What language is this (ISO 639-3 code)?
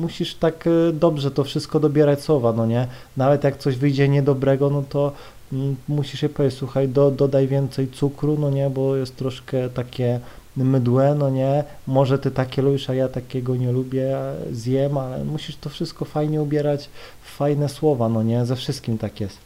pol